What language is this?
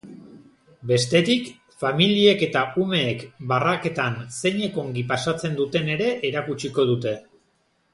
Basque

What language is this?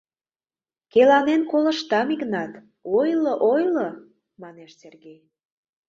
Mari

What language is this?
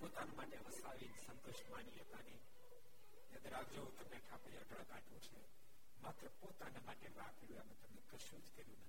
Gujarati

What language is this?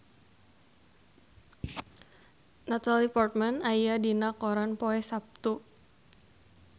Sundanese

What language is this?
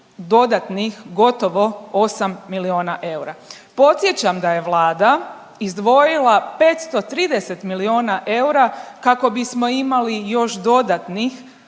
Croatian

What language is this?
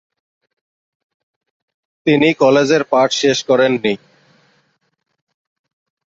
Bangla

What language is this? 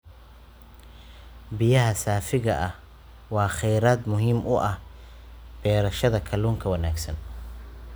Somali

